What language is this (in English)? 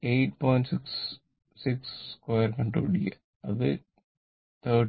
Malayalam